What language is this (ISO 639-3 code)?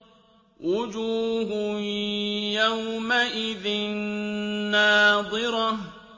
ara